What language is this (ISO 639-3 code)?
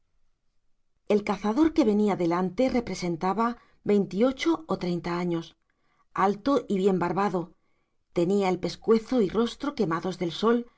spa